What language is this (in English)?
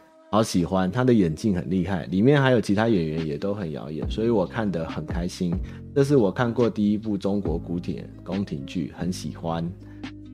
Chinese